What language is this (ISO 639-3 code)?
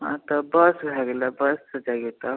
mai